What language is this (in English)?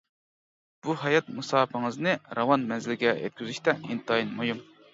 Uyghur